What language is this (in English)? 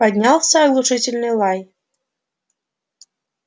Russian